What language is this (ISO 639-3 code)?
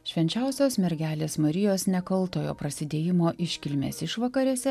lit